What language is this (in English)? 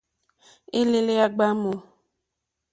Mokpwe